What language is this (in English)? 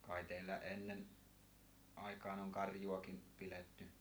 Finnish